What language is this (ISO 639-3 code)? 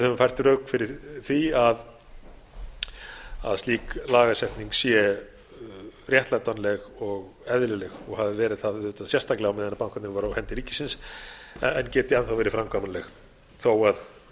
isl